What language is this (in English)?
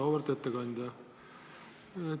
Estonian